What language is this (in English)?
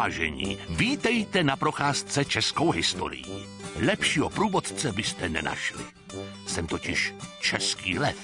Czech